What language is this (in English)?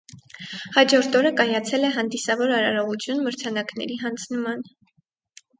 Armenian